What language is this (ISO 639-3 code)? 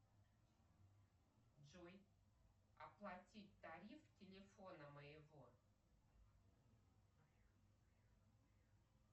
rus